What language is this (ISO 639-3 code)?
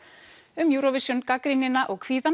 isl